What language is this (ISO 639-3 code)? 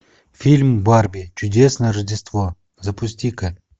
rus